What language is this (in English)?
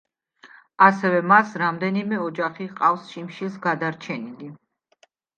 Georgian